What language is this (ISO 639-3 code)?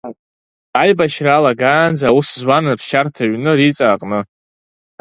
abk